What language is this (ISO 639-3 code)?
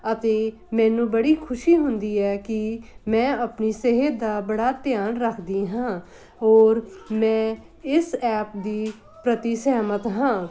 pan